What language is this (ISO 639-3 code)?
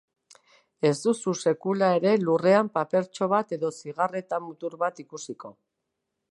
eus